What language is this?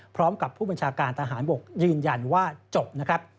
Thai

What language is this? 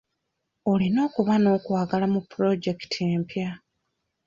Ganda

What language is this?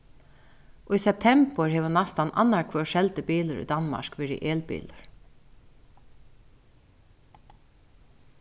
Faroese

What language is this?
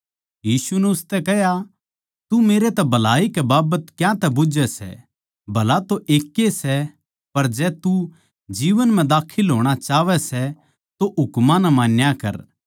Haryanvi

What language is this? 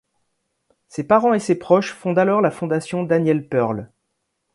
French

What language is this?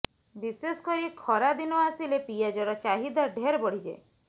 Odia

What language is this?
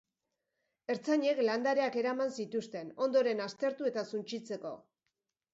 Basque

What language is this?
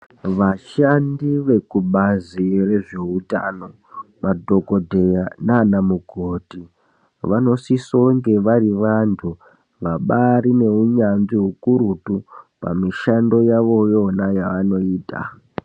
Ndau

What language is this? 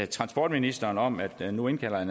Danish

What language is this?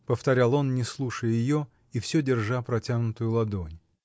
Russian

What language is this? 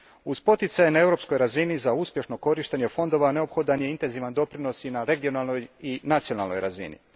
Croatian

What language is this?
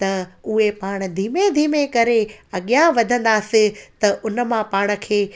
Sindhi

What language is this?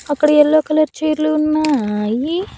Telugu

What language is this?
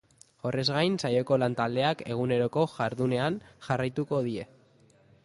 Basque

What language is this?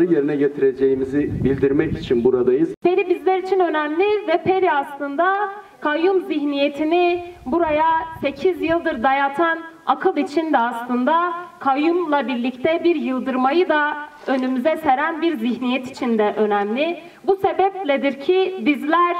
Turkish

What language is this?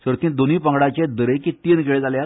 Konkani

